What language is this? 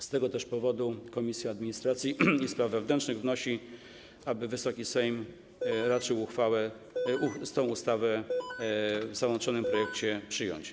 Polish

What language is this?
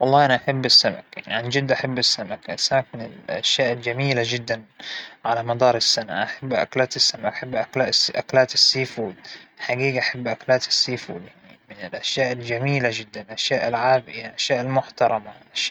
Hijazi Arabic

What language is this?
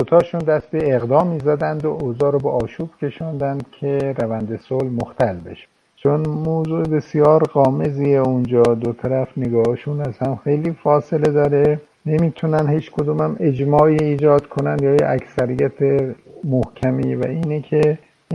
Persian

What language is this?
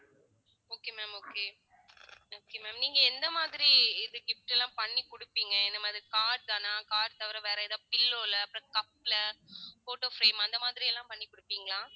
Tamil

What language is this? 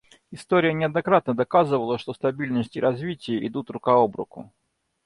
Russian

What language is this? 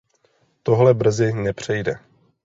Czech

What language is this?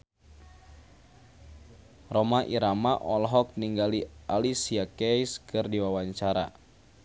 Sundanese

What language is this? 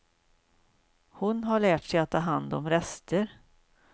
Swedish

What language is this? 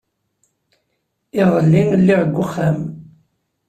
Kabyle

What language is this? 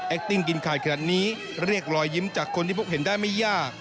Thai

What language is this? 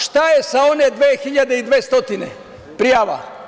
Serbian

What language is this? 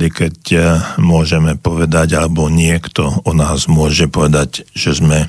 Slovak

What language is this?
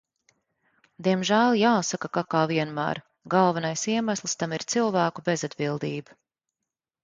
Latvian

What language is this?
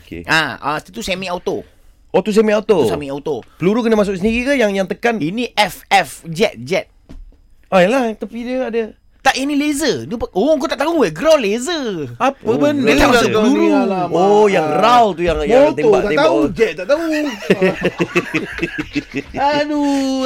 Malay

